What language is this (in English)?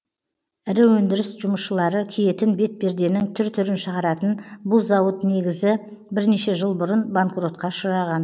Kazakh